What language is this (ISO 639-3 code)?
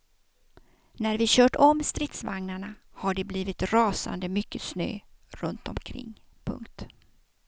swe